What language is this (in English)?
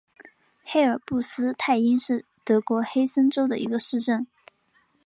Chinese